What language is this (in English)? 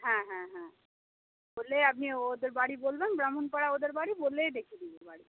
Bangla